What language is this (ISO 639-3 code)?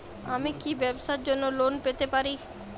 ben